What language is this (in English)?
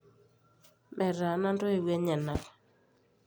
Masai